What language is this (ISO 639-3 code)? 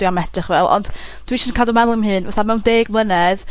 cym